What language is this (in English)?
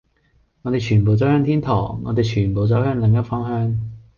Cantonese